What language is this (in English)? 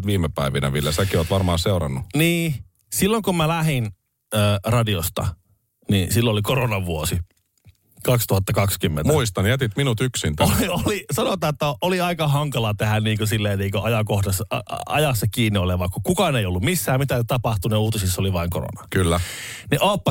Finnish